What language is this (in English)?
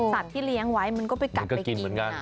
Thai